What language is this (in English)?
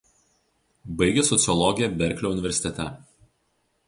Lithuanian